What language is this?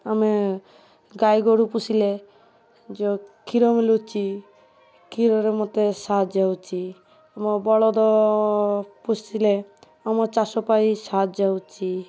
Odia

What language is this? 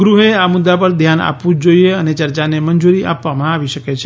Gujarati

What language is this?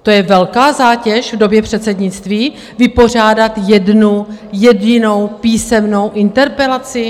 Czech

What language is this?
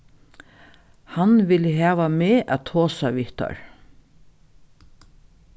Faroese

